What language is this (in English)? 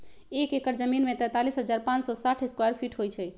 Magahi